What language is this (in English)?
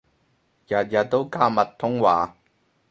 Cantonese